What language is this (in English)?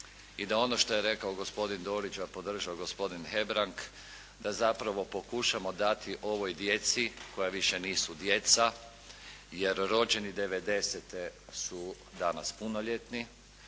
Croatian